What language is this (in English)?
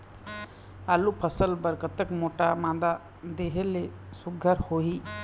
Chhattisgarhi